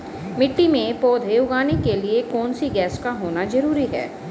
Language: Hindi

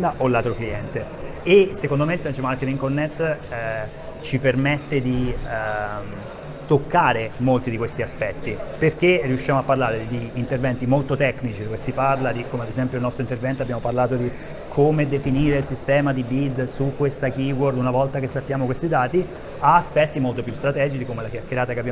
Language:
Italian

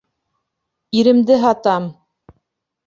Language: Bashkir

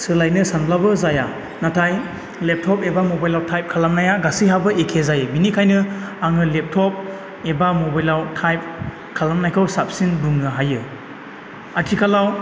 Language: Bodo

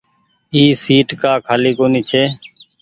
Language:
Goaria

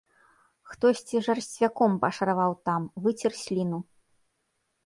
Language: Belarusian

